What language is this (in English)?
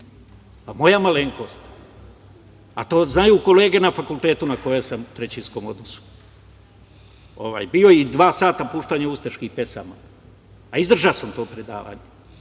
Serbian